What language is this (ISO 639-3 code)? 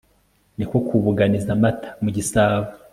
kin